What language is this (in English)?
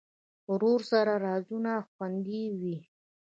Pashto